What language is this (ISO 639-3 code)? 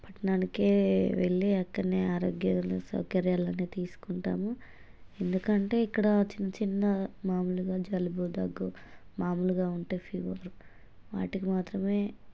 tel